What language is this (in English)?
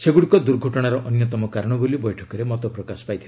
Odia